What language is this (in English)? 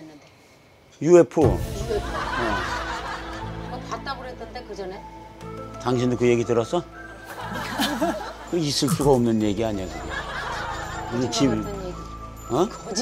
Korean